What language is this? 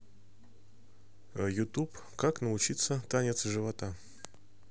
Russian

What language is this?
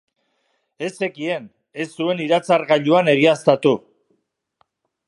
Basque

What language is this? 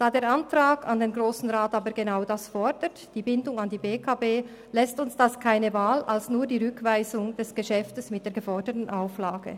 Swiss German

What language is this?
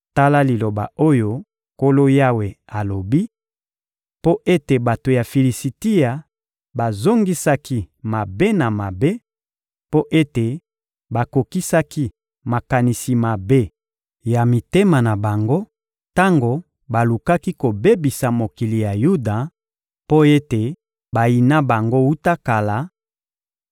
Lingala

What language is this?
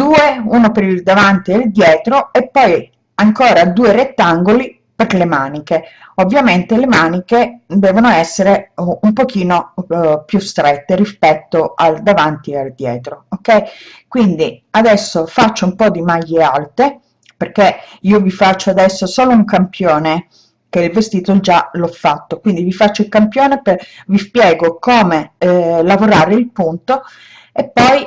Italian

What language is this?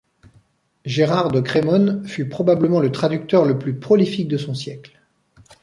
French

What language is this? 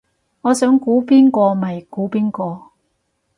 Cantonese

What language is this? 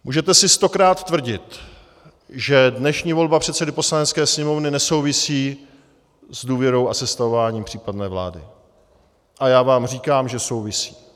Czech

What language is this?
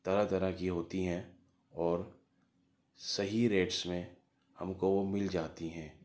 Urdu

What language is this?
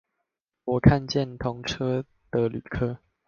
Chinese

